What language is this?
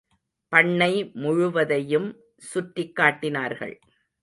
Tamil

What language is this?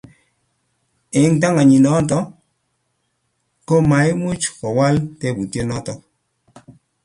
Kalenjin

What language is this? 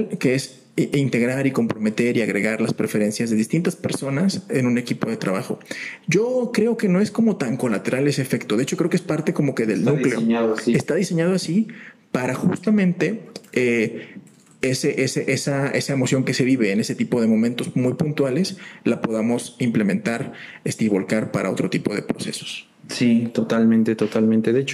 Spanish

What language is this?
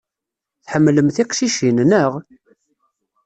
Kabyle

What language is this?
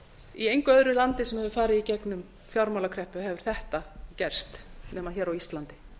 Icelandic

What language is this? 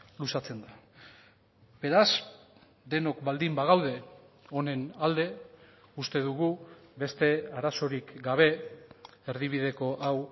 Basque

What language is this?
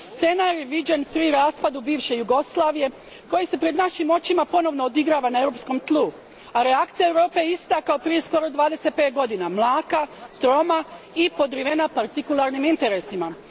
Croatian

